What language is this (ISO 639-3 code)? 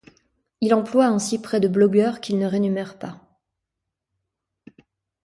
fra